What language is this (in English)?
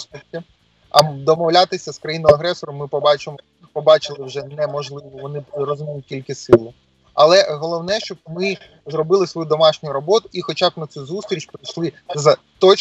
Ukrainian